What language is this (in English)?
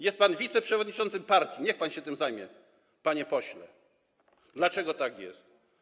Polish